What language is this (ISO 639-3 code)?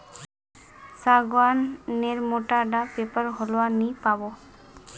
mag